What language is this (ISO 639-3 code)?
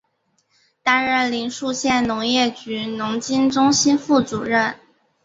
zho